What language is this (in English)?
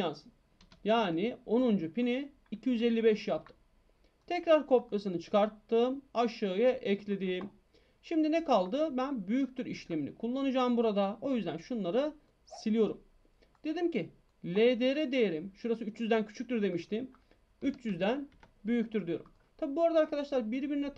Turkish